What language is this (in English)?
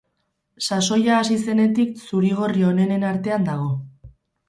Basque